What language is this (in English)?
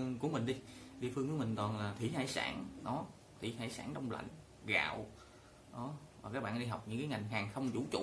Vietnamese